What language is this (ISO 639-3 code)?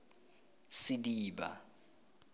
tsn